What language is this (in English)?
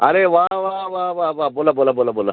Marathi